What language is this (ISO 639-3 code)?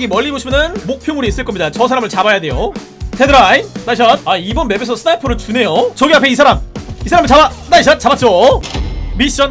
kor